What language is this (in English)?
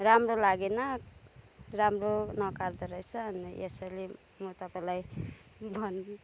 Nepali